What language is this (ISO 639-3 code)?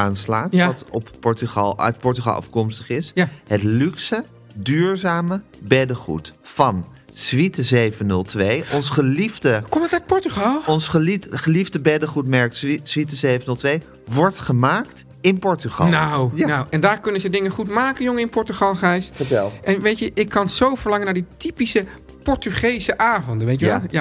nld